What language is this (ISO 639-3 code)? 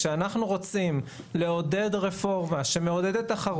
heb